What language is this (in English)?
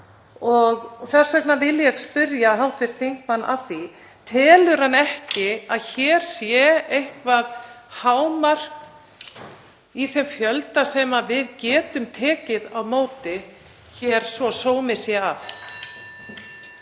Icelandic